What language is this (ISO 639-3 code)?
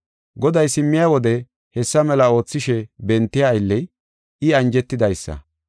gof